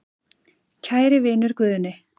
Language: Icelandic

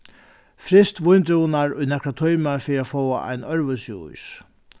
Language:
Faroese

